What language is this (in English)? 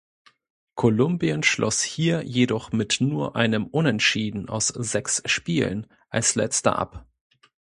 German